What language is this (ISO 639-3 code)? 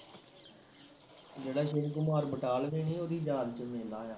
pan